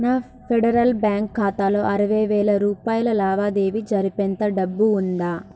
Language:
Telugu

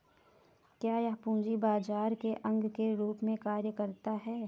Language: Hindi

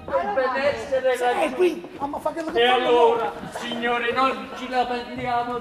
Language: Italian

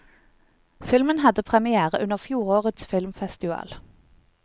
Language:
Norwegian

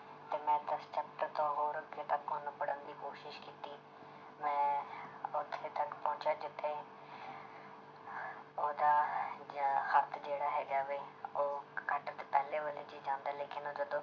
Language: Punjabi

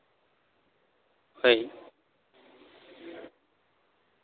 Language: Santali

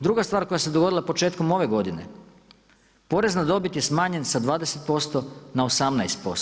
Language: Croatian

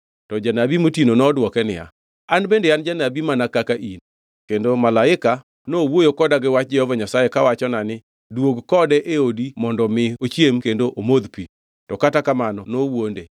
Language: Luo (Kenya and Tanzania)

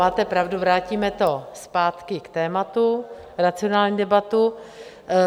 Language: Czech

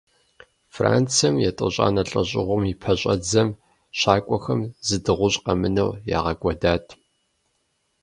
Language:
Kabardian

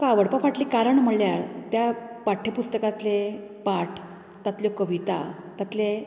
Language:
Konkani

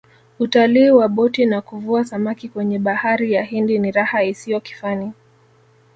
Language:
Swahili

